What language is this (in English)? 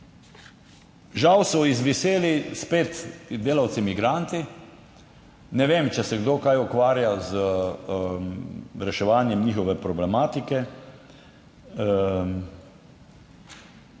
Slovenian